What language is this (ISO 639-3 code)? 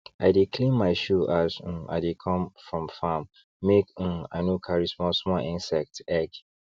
pcm